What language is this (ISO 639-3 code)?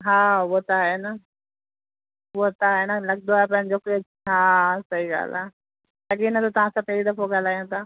snd